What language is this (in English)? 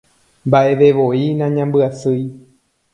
Guarani